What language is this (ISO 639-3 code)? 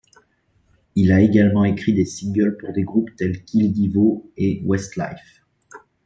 fra